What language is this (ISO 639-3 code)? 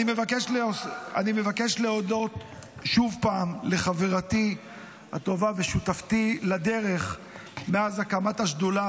heb